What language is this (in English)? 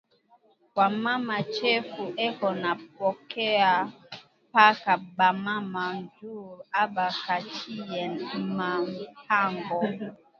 Swahili